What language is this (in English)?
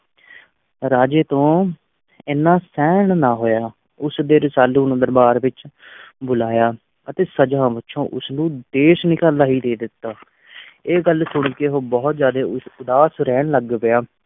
Punjabi